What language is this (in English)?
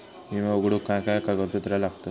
Marathi